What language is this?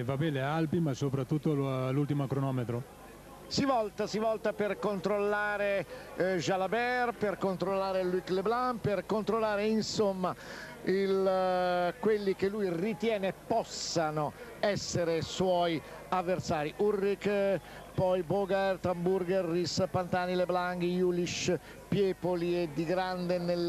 Italian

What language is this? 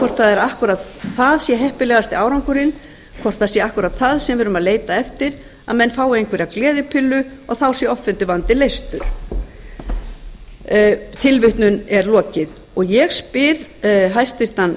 Icelandic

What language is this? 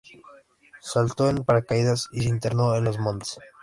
Spanish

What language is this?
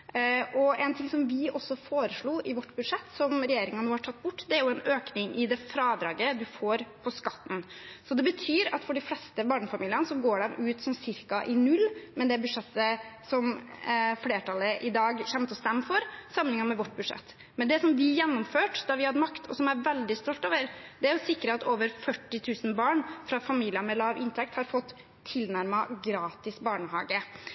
Norwegian Bokmål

